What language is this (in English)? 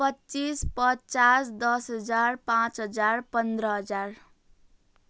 Nepali